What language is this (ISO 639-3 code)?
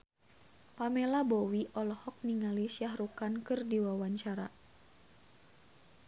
sun